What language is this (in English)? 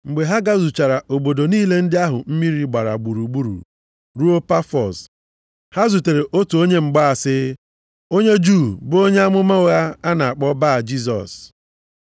Igbo